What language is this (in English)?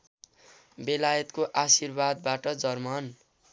Nepali